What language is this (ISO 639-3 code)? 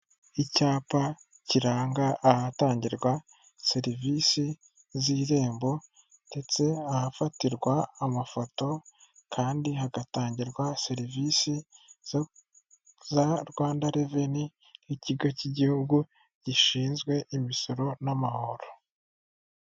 kin